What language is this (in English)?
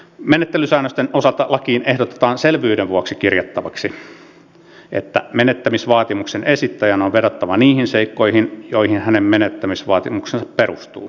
Finnish